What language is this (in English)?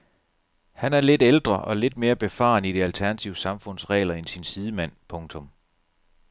Danish